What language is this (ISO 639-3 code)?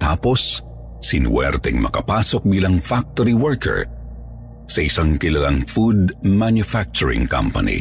fil